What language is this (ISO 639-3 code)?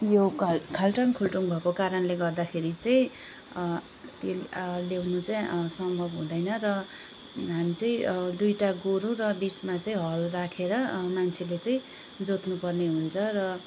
nep